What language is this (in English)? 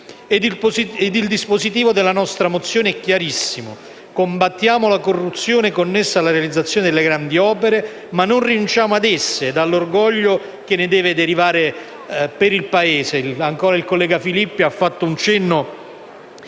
Italian